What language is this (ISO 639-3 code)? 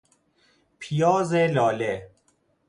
fas